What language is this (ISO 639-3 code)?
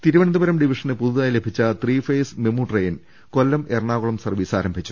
mal